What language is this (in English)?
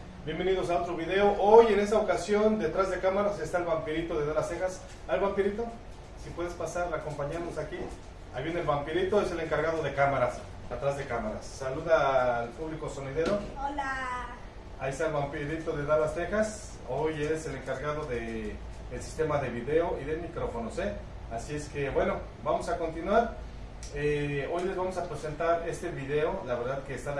Spanish